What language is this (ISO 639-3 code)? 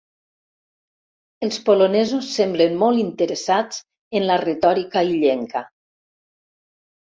cat